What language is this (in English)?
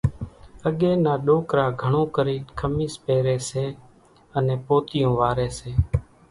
Kachi Koli